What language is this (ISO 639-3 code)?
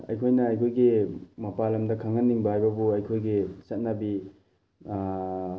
mni